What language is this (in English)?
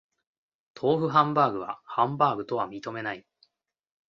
Japanese